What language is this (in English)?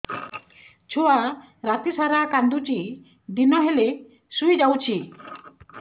Odia